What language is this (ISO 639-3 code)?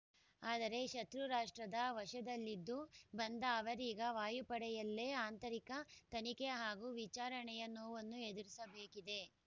kan